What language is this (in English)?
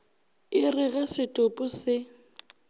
Northern Sotho